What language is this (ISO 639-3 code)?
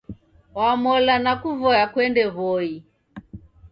dav